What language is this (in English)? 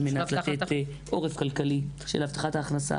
Hebrew